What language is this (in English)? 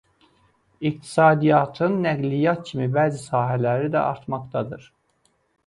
Azerbaijani